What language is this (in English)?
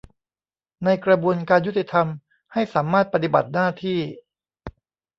Thai